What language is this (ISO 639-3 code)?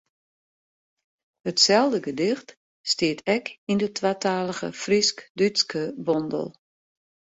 fry